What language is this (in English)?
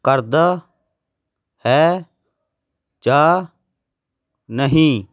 Punjabi